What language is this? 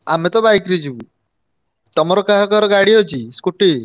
Odia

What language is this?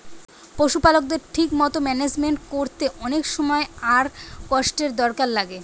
Bangla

